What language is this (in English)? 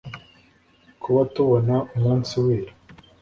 Kinyarwanda